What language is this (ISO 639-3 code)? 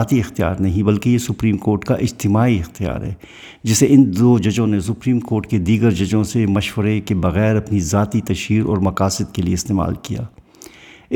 urd